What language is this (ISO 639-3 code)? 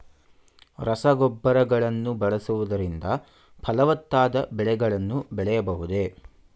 kan